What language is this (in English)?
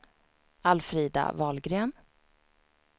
Swedish